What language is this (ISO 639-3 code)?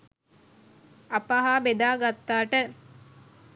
sin